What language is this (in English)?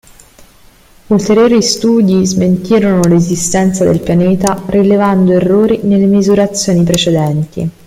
Italian